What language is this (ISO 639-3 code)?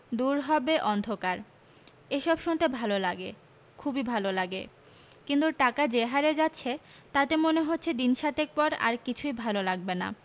ben